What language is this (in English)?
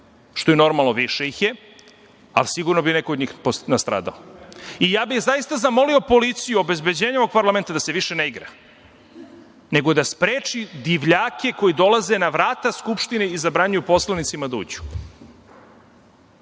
Serbian